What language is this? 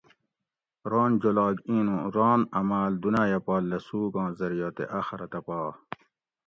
Gawri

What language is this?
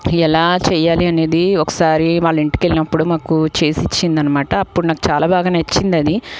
Telugu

